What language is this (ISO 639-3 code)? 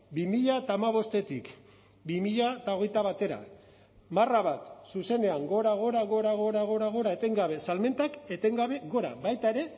eus